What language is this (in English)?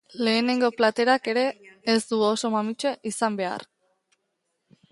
Basque